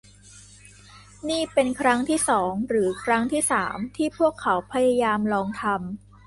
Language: Thai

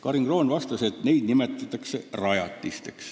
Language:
Estonian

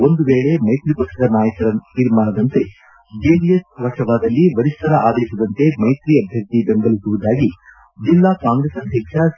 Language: Kannada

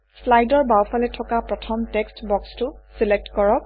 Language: Assamese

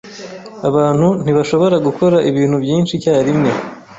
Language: Kinyarwanda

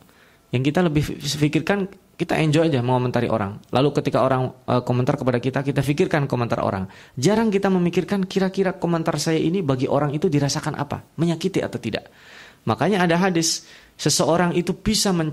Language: Indonesian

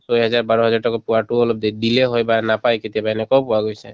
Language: Assamese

